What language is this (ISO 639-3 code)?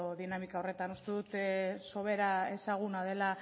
eus